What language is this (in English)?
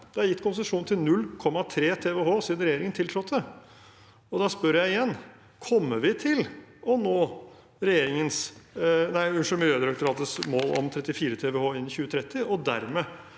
Norwegian